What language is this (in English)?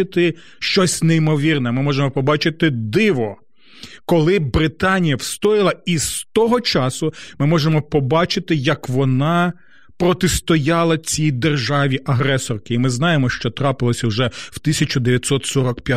Ukrainian